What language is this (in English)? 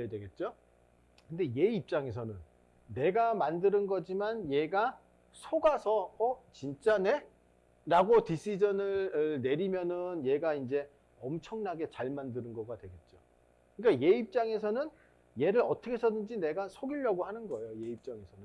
Korean